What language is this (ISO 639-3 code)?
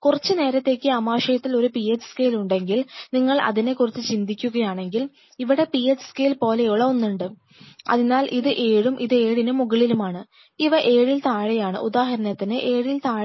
mal